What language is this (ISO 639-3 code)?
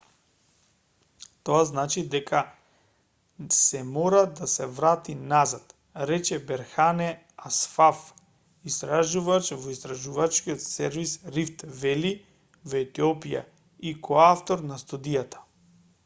mkd